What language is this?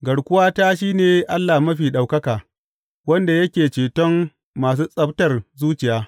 Hausa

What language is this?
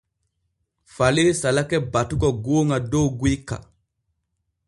Borgu Fulfulde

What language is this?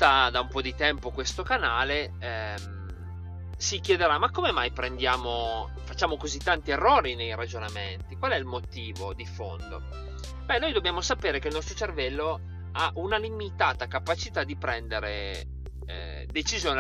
Italian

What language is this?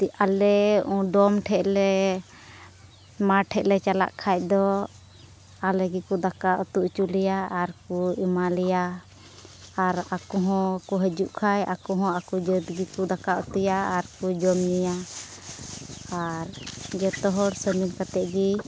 Santali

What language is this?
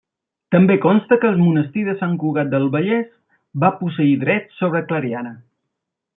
Catalan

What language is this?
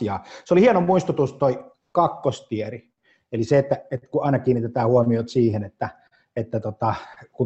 Finnish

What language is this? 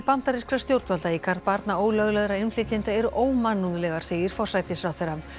Icelandic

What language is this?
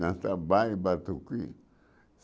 Portuguese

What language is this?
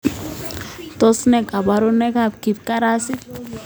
Kalenjin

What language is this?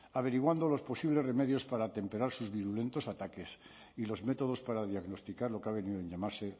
Spanish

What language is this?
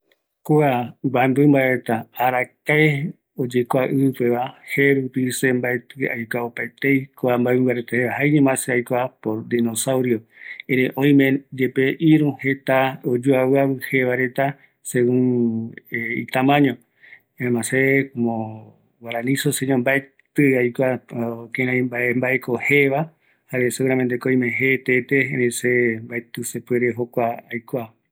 Eastern Bolivian Guaraní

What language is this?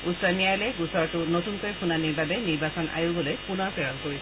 Assamese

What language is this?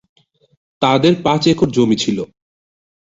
Bangla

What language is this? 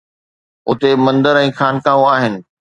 Sindhi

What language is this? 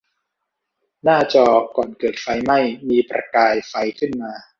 Thai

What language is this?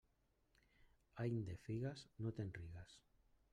Catalan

